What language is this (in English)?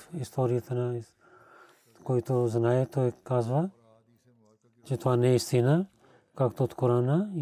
Bulgarian